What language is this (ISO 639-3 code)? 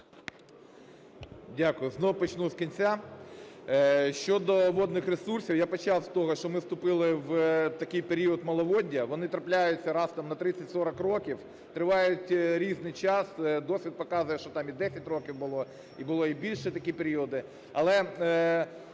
ukr